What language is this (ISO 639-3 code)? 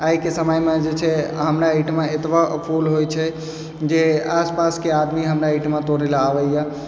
mai